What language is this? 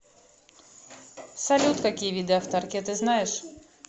Russian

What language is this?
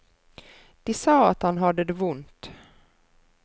Norwegian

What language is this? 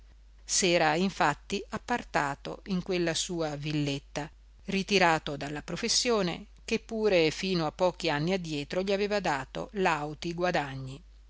Italian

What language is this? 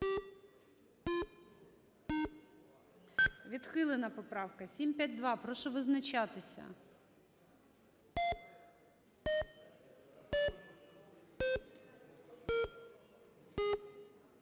Ukrainian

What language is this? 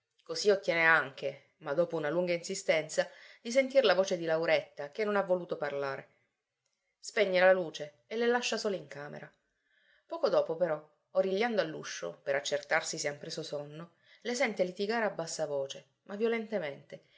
Italian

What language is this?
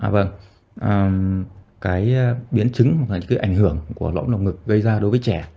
Vietnamese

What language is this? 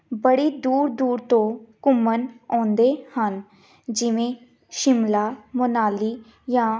Punjabi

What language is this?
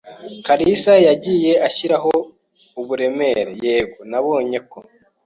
Kinyarwanda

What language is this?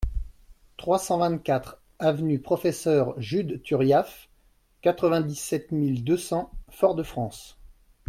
French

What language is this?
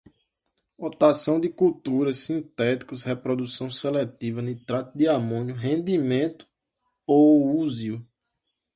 Portuguese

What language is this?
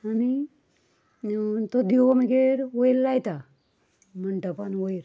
Konkani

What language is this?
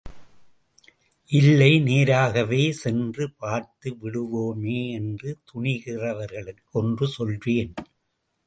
Tamil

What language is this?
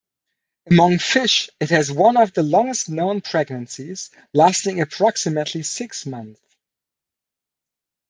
English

